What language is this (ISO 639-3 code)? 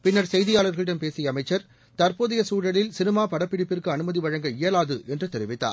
tam